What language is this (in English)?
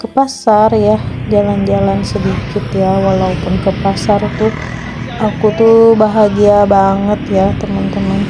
Indonesian